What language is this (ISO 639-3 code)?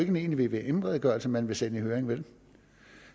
dan